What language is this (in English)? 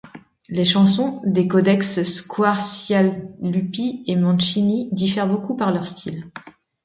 French